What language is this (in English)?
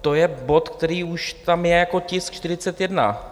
Czech